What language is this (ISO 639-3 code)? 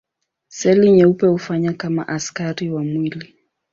swa